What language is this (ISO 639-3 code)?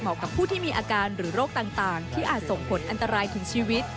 tha